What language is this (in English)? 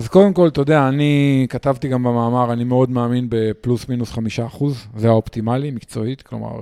Hebrew